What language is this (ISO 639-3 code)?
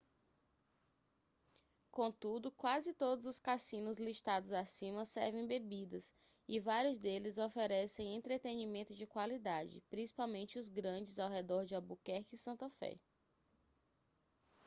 por